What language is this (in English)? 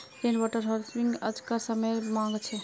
Magahi